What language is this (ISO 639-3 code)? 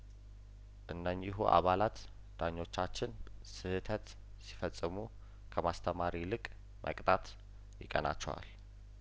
amh